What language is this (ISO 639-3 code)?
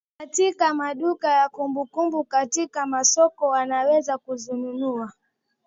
swa